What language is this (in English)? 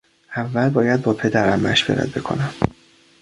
Persian